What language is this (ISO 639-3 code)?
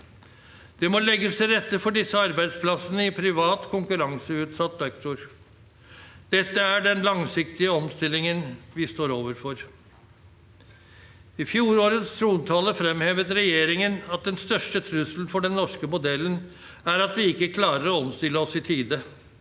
nor